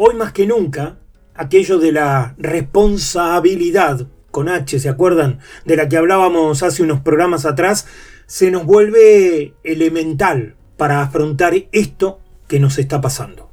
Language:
Spanish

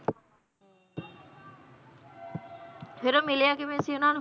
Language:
Punjabi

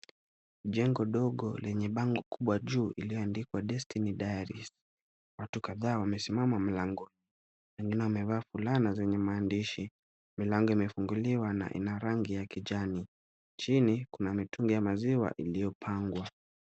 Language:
Swahili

